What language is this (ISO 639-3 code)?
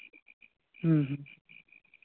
sat